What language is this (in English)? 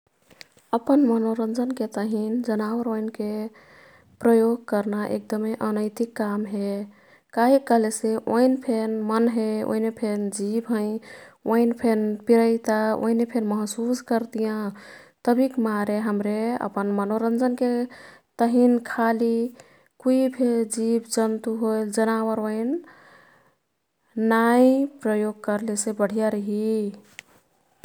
Kathoriya Tharu